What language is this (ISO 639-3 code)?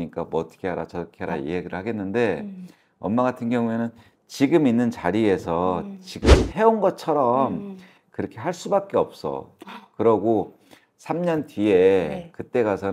kor